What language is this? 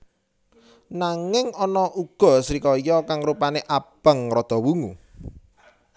Javanese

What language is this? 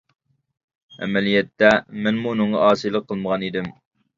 Uyghur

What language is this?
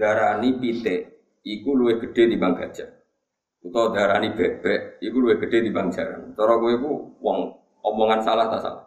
Indonesian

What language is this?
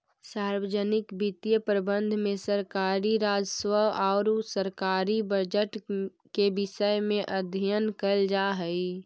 Magahi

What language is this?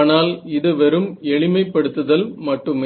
Tamil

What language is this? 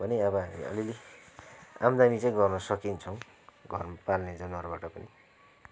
Nepali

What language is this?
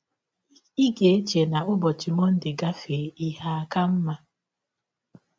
Igbo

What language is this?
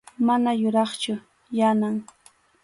Arequipa-La Unión Quechua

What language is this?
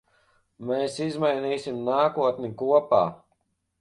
Latvian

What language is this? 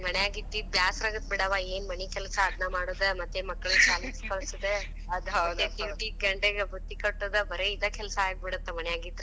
Kannada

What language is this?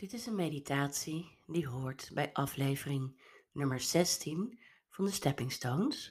Dutch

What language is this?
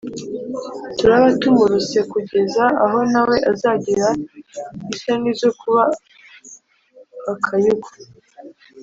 Kinyarwanda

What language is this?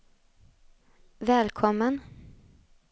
Swedish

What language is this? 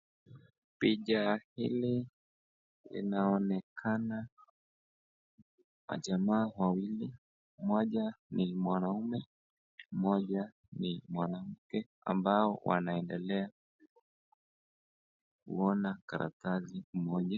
Swahili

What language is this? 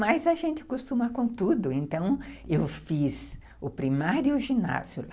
Portuguese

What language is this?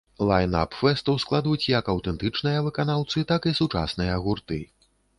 Belarusian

